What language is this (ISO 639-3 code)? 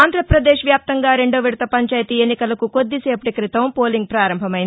tel